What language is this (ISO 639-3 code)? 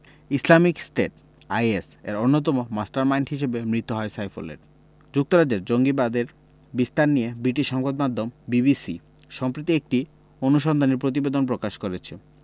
ben